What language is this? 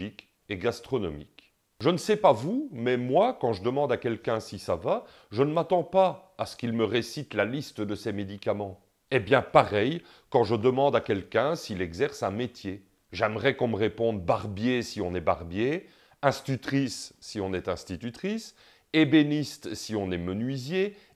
French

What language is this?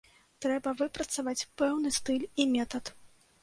Belarusian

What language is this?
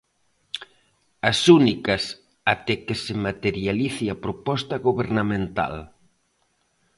Galician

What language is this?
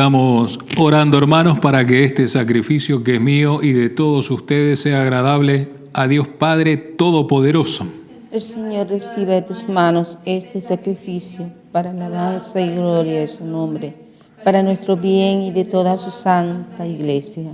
Spanish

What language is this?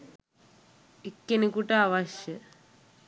Sinhala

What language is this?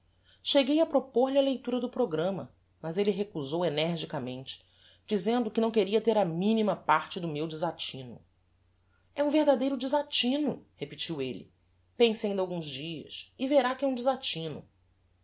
Portuguese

